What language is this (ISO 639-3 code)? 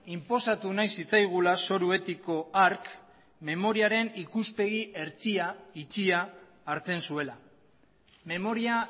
eus